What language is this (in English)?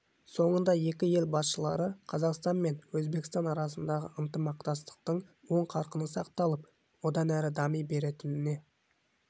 Kazakh